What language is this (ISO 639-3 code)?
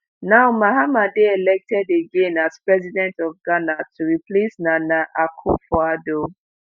pcm